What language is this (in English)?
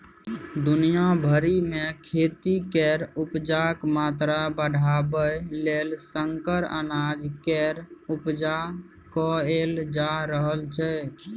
Maithili